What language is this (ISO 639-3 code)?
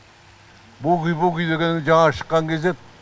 kaz